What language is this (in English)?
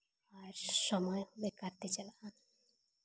Santali